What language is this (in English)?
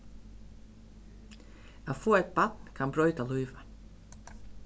Faroese